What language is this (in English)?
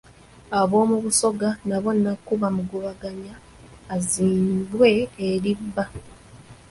Ganda